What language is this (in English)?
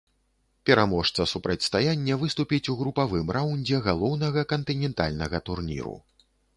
Belarusian